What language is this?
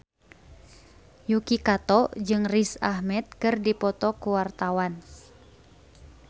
Sundanese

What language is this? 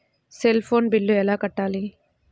Telugu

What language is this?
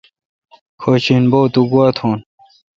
Kalkoti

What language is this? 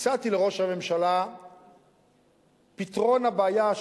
Hebrew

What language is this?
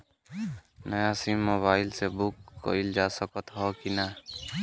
Bhojpuri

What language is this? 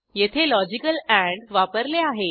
Marathi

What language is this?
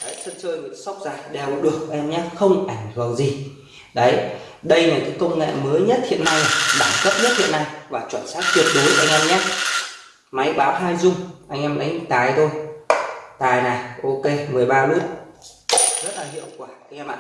Vietnamese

